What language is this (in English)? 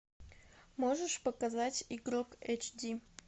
Russian